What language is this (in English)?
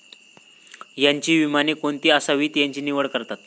Marathi